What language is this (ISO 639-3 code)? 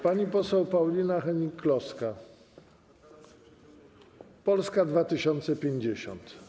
pol